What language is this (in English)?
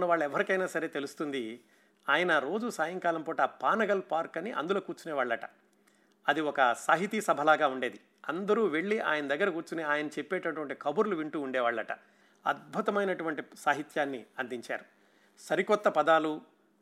Telugu